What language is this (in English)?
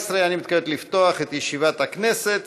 Hebrew